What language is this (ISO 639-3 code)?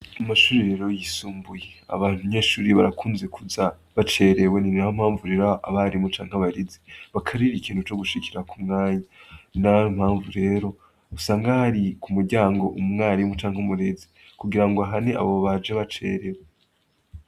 run